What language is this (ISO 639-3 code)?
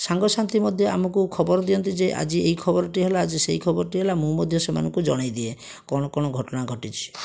ori